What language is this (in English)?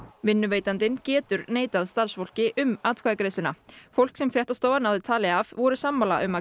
Icelandic